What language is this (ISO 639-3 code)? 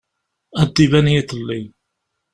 kab